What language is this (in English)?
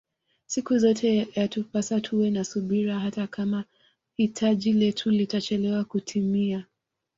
Swahili